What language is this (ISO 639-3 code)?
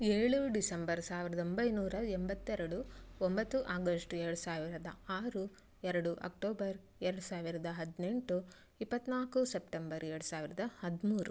kan